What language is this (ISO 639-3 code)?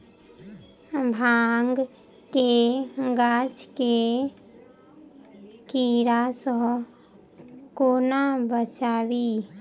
mai